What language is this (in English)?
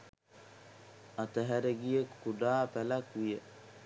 Sinhala